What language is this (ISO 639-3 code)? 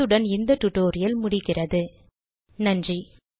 tam